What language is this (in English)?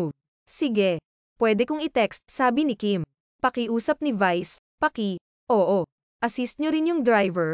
Filipino